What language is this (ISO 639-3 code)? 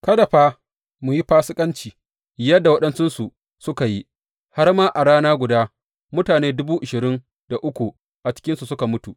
hau